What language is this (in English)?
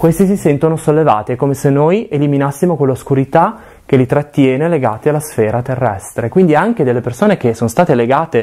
Italian